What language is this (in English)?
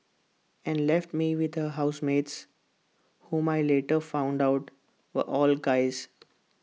English